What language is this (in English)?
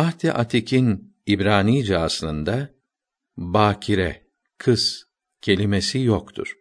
Turkish